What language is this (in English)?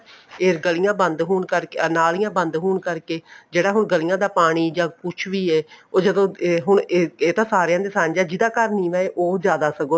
Punjabi